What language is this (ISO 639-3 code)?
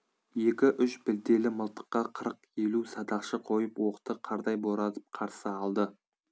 kaz